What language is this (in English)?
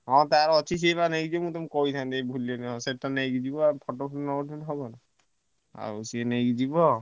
Odia